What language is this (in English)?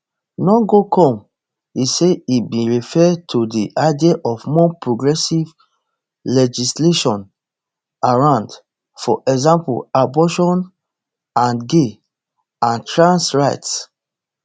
Nigerian Pidgin